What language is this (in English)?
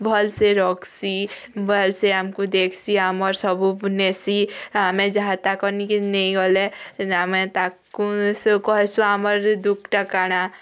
Odia